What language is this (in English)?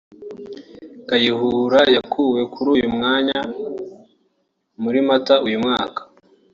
Kinyarwanda